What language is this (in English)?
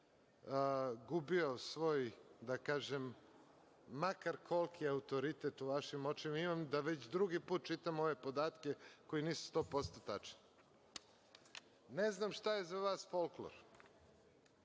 Serbian